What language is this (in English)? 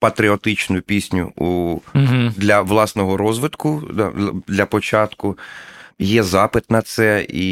Ukrainian